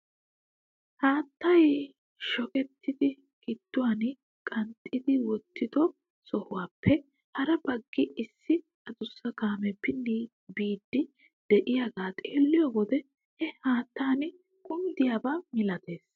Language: Wolaytta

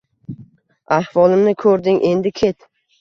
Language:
Uzbek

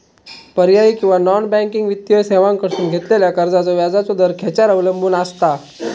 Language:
Marathi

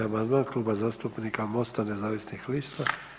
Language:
Croatian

